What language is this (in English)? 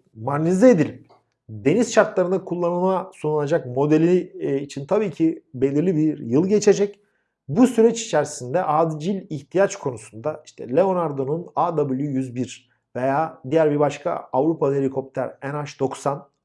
Turkish